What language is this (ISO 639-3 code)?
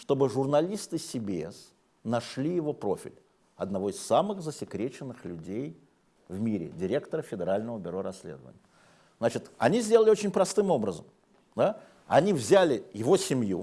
rus